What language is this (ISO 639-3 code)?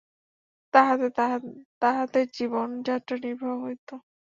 ben